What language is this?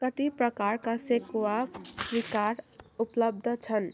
Nepali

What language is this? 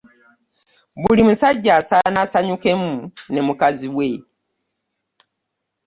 Ganda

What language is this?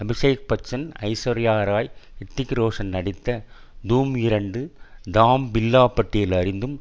Tamil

